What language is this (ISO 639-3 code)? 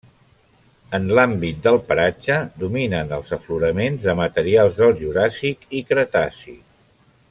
cat